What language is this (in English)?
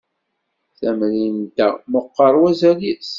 Kabyle